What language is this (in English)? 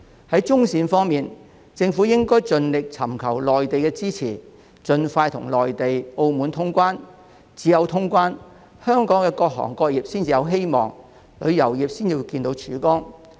Cantonese